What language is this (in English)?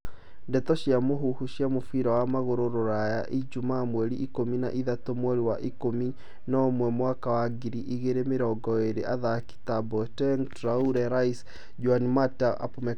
Kikuyu